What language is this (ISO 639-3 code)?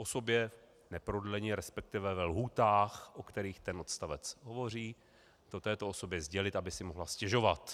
ces